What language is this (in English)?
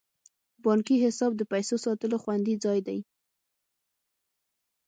Pashto